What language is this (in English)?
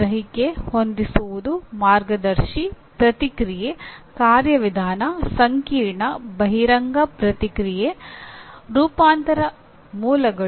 Kannada